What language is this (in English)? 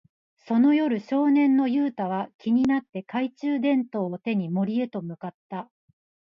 Japanese